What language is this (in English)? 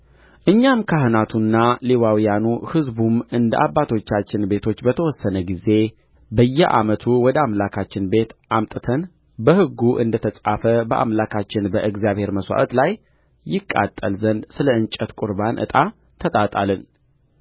Amharic